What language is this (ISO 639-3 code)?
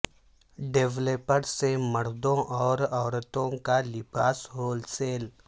urd